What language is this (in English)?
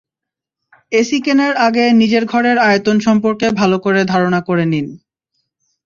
Bangla